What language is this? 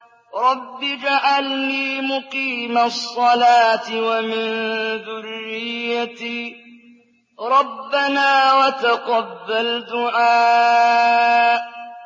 Arabic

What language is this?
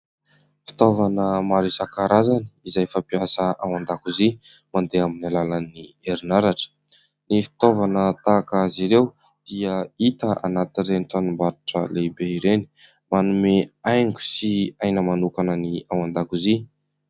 Malagasy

